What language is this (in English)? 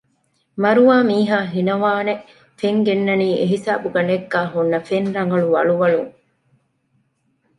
Divehi